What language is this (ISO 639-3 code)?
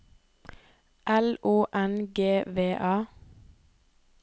nor